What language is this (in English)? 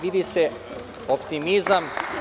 Serbian